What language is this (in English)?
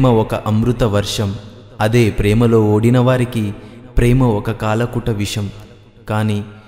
Telugu